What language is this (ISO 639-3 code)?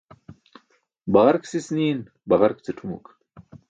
bsk